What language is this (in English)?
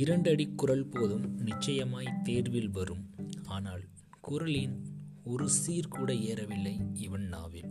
Tamil